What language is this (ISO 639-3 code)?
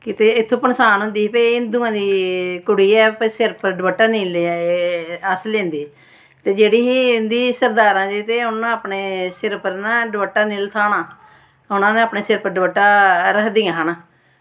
doi